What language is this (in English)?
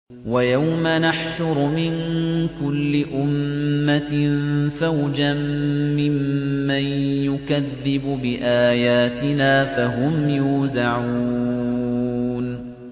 Arabic